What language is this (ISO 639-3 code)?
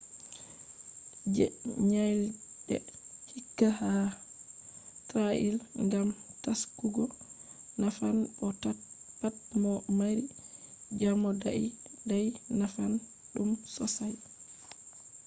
ful